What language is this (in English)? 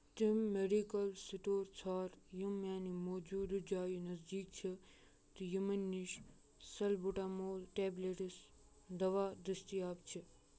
Kashmiri